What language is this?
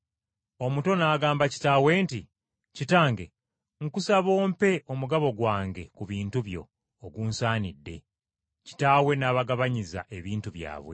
Ganda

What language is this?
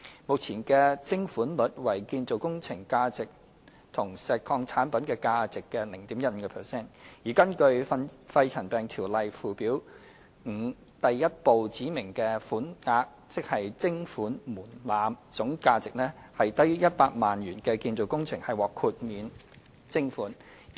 Cantonese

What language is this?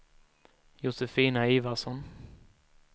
Swedish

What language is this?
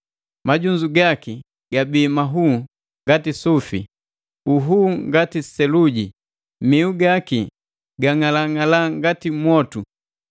Matengo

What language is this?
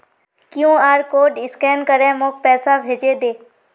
Magahi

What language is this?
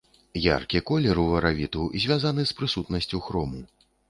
Belarusian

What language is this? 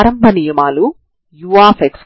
Telugu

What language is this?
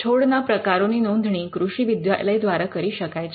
Gujarati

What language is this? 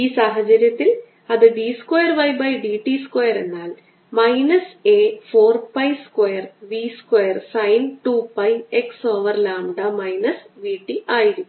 Malayalam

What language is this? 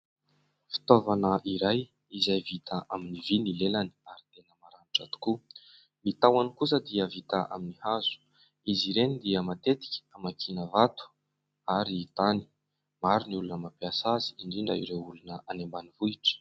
Malagasy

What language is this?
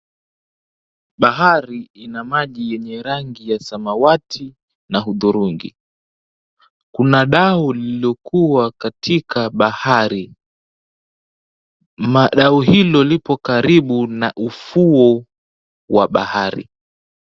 Swahili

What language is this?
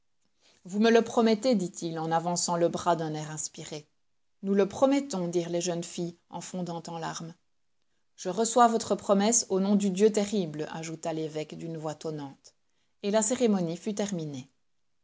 French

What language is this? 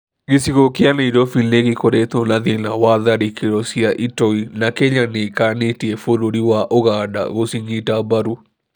Kikuyu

